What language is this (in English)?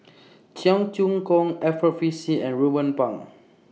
English